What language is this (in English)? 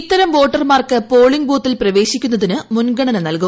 Malayalam